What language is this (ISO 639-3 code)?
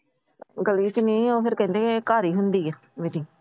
pan